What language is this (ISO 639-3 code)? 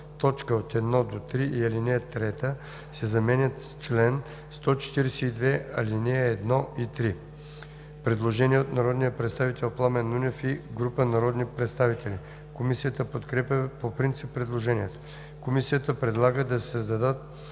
bul